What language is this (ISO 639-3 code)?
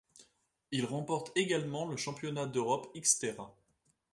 fra